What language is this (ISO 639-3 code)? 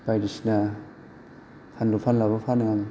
brx